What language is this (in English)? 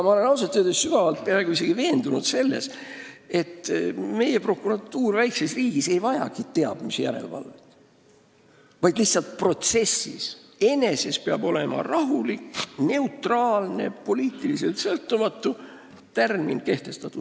Estonian